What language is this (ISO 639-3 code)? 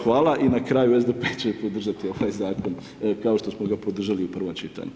hrv